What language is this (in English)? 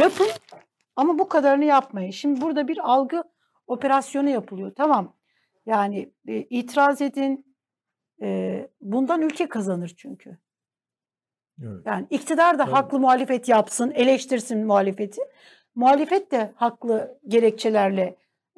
Turkish